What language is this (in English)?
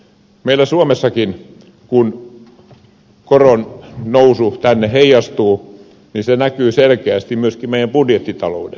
Finnish